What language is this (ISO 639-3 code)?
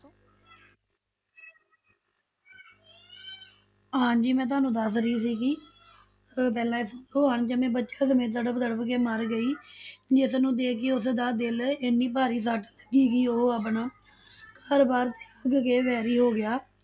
pan